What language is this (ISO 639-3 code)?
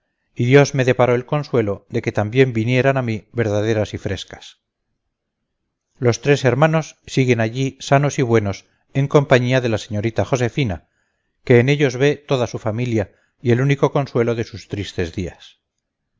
spa